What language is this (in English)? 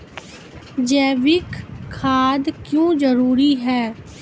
Maithili